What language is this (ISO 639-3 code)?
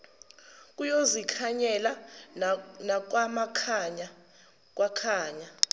zul